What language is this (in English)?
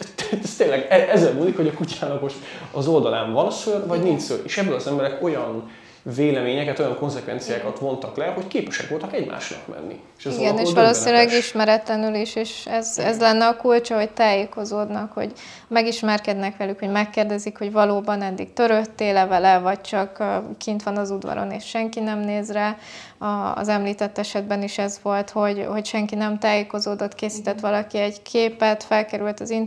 Hungarian